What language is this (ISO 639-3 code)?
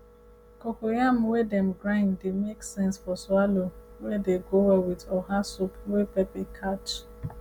pcm